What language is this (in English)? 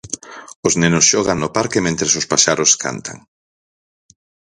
Galician